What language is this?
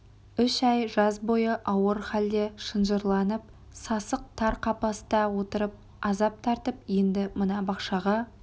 Kazakh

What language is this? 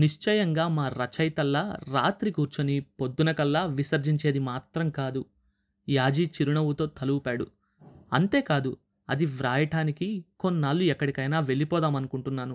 Telugu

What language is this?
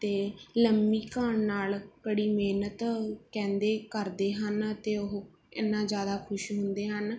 Punjabi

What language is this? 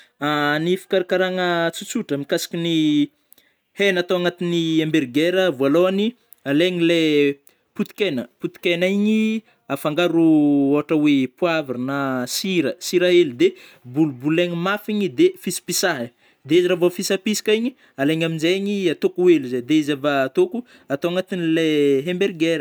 Northern Betsimisaraka Malagasy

